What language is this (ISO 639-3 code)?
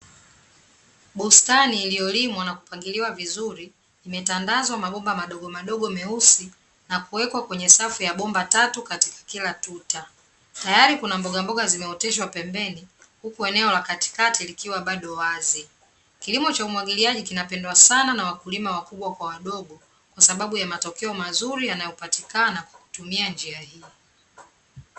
swa